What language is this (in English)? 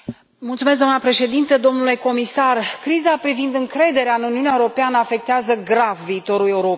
Romanian